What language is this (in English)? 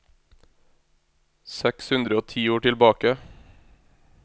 Norwegian